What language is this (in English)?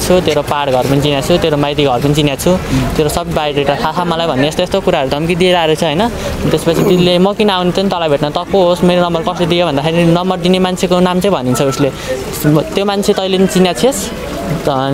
Hindi